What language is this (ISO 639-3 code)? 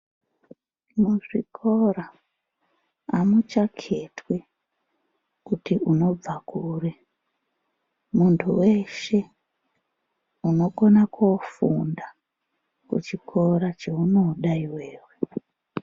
ndc